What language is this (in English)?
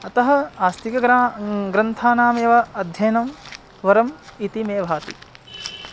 Sanskrit